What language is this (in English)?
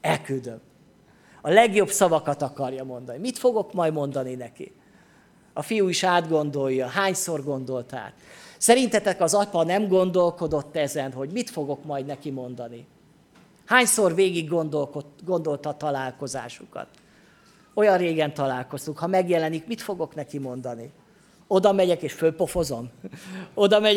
Hungarian